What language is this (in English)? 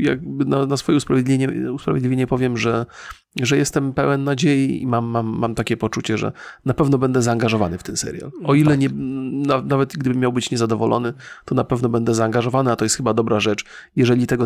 Polish